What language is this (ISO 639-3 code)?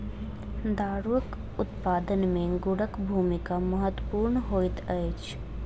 mai